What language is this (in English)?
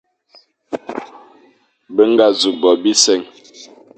Fang